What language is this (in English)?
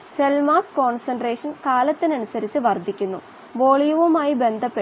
Malayalam